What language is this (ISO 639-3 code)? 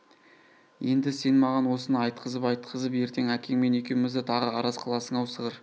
kaz